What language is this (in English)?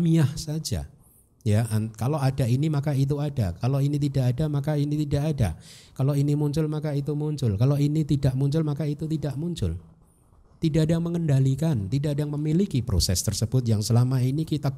Indonesian